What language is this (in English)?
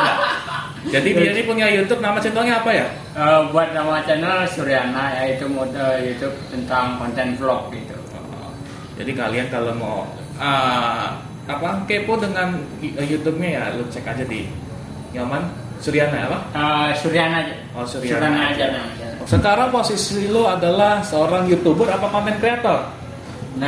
Indonesian